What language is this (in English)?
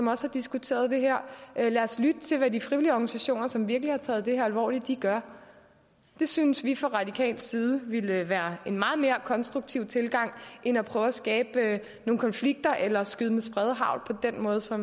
Danish